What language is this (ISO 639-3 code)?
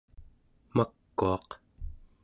esu